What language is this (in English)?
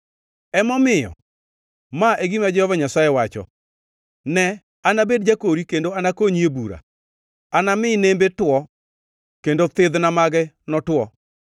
Luo (Kenya and Tanzania)